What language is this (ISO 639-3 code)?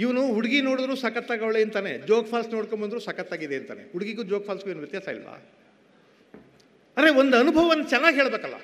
kan